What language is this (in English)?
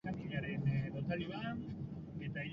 Basque